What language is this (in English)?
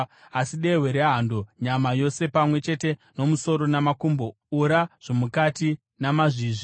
Shona